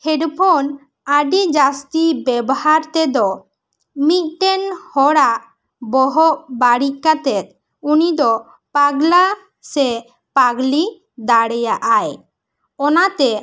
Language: Santali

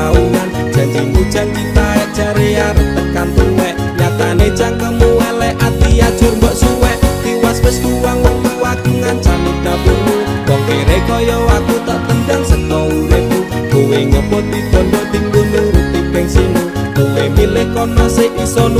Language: Indonesian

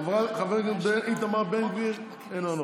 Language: Hebrew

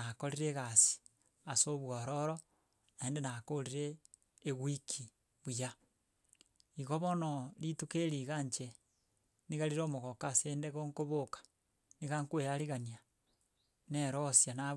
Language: Gusii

